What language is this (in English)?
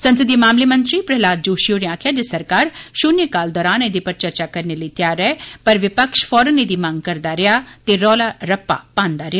Dogri